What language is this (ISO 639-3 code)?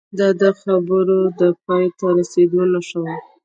pus